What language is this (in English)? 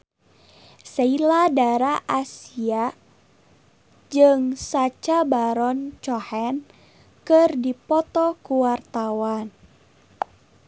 Sundanese